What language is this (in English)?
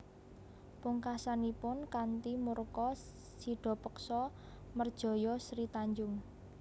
Javanese